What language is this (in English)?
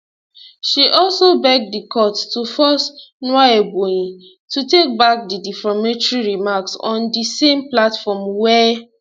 Nigerian Pidgin